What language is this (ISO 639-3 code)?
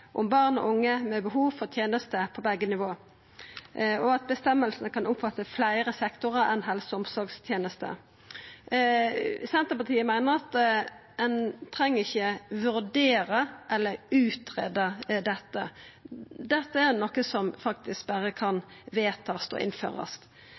nno